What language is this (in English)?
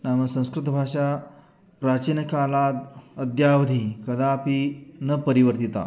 Sanskrit